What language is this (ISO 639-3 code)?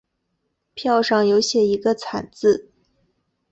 zho